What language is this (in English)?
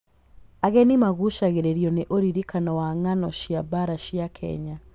Kikuyu